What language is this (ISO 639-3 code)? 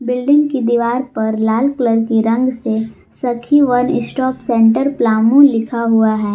hin